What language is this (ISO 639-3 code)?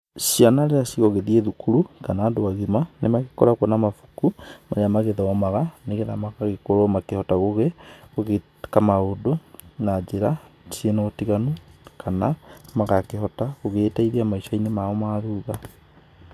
kik